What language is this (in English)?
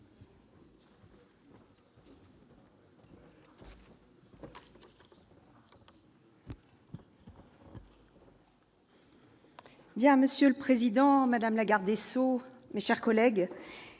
French